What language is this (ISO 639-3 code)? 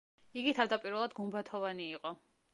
kat